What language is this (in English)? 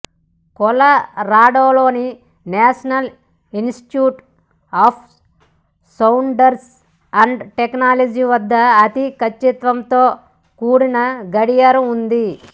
Telugu